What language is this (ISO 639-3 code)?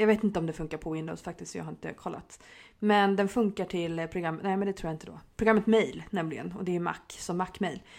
swe